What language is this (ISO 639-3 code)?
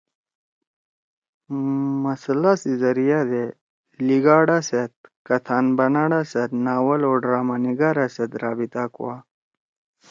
trw